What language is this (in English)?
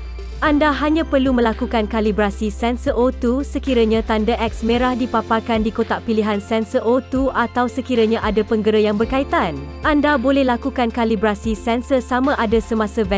Malay